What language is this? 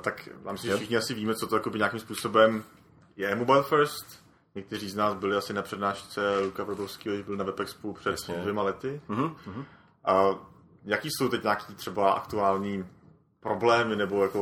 Czech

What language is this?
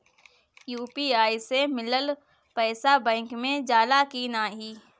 Bhojpuri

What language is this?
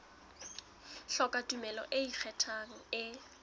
Southern Sotho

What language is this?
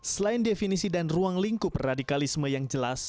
Indonesian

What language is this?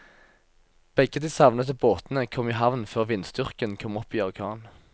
Norwegian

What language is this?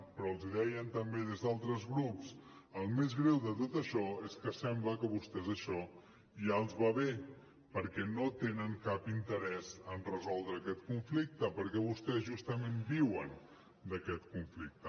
Catalan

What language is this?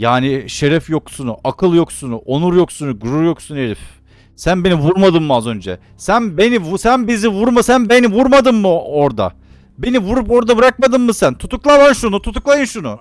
Turkish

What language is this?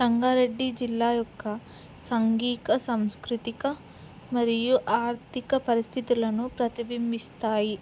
Telugu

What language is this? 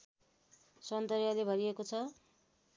Nepali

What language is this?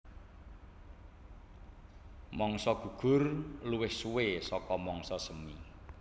Javanese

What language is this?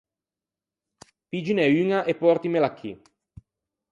Ligurian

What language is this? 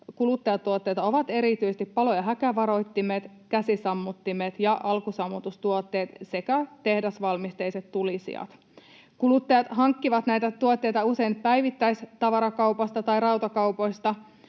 Finnish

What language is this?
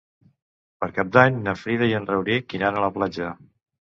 Catalan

